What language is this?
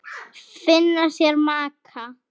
Icelandic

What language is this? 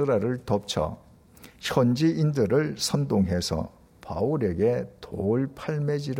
Korean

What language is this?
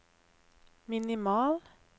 Norwegian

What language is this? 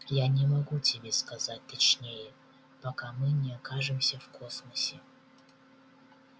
Russian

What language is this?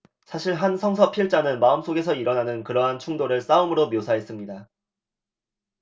Korean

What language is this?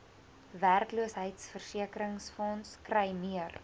Afrikaans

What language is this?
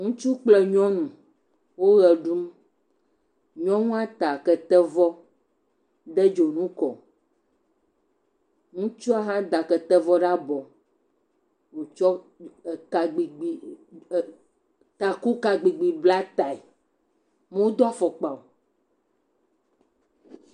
Ewe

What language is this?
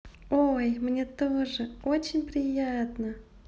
Russian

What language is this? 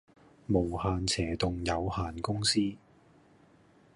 Cantonese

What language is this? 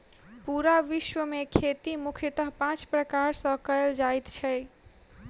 Maithili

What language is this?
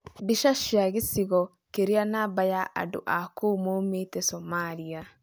Kikuyu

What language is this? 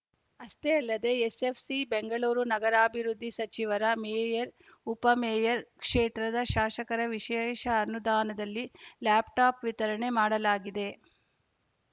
Kannada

